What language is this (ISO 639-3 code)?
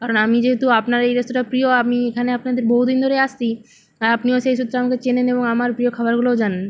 ben